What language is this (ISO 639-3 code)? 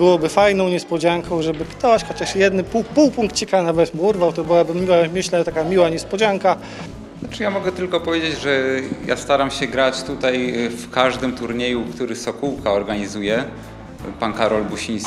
pol